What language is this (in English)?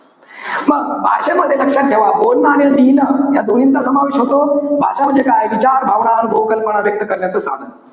Marathi